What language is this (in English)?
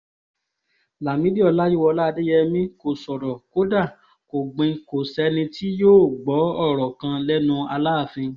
Yoruba